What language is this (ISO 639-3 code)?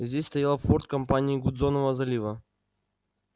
rus